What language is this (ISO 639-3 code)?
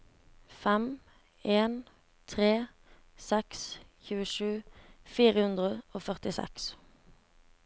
nor